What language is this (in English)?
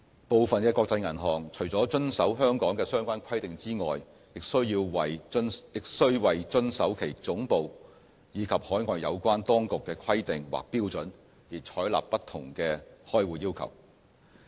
Cantonese